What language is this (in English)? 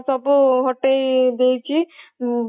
Odia